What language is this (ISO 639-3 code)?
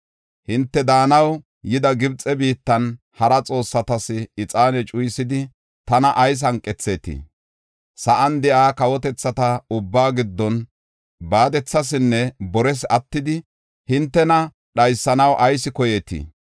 gof